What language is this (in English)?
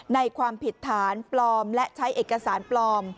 Thai